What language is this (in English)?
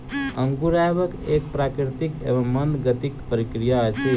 Maithili